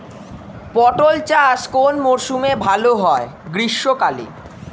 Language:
Bangla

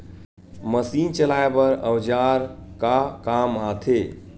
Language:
Chhattisgarhi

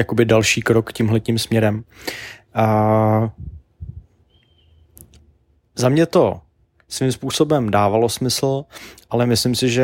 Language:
Czech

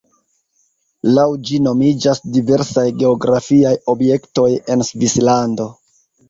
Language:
Esperanto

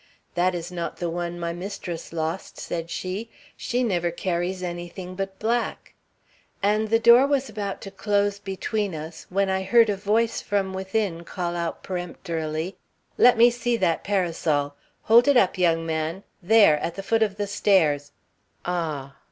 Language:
English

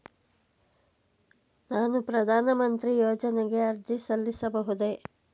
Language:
Kannada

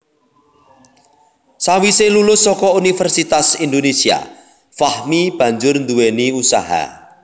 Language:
Javanese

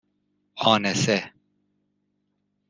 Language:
Persian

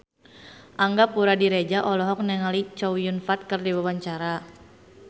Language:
Sundanese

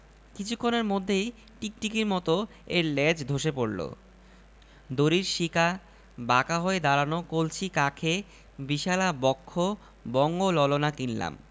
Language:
Bangla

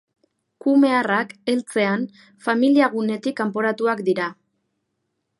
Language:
Basque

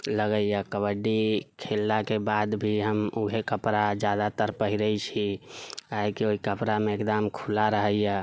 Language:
Maithili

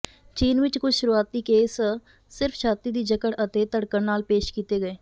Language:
Punjabi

